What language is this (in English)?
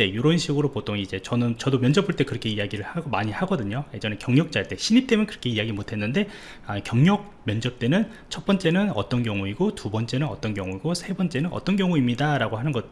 Korean